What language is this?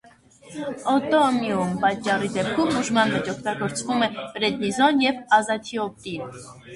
Armenian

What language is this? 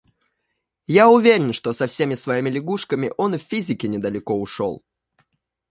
Russian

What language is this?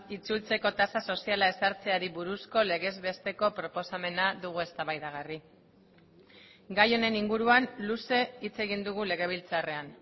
Basque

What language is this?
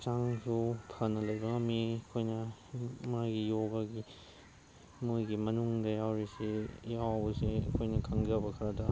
Manipuri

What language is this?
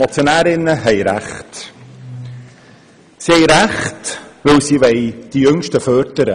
Swiss German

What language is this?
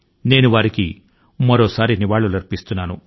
Telugu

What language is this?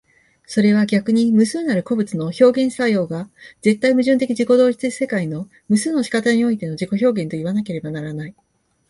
Japanese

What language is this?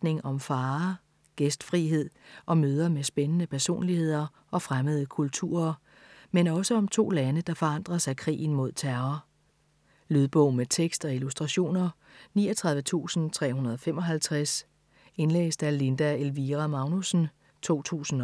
Danish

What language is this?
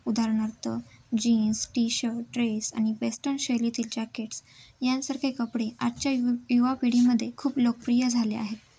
Marathi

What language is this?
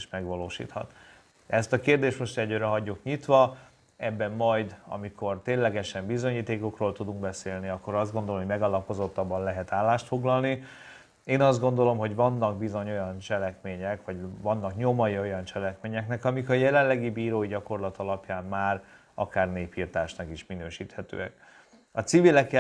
Hungarian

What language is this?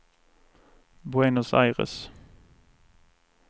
Swedish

